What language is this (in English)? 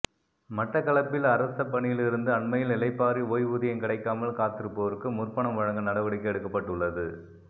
Tamil